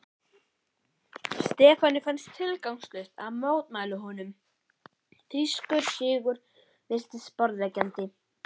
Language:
Icelandic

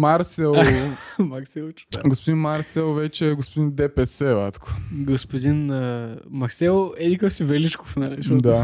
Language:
Bulgarian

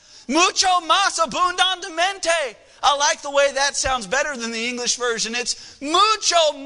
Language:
English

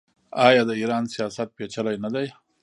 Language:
Pashto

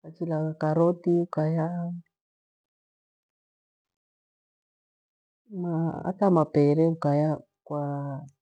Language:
Gweno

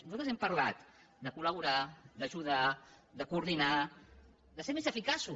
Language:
Catalan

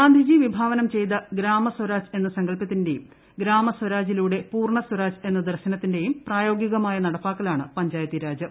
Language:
Malayalam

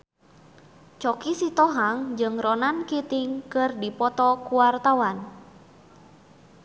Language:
Sundanese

